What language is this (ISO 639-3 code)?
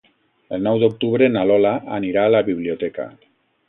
cat